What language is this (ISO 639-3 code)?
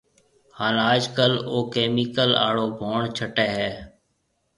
mve